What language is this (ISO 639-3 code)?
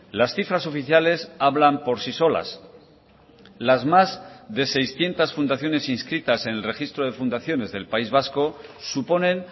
spa